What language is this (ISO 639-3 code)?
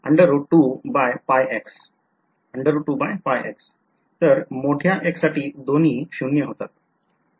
mar